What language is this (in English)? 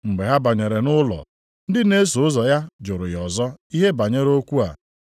Igbo